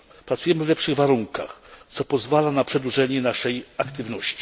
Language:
Polish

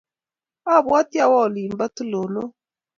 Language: Kalenjin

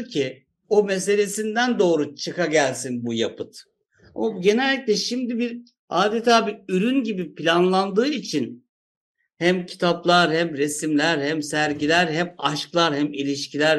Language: Turkish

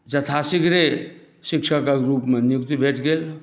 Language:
Maithili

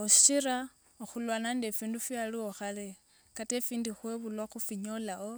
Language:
Wanga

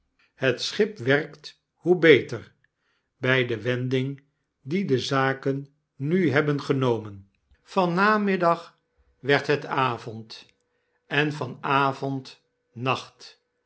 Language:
Dutch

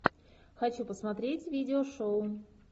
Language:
Russian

